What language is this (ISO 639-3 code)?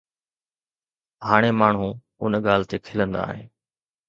snd